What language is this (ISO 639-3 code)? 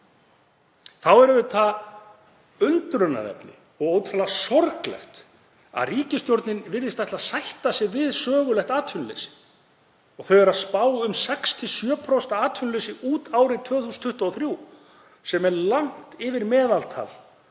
isl